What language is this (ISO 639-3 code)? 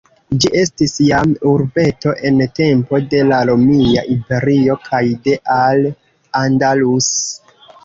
epo